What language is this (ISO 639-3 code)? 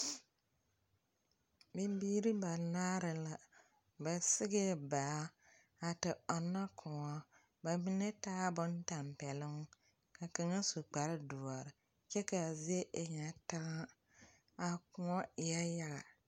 dga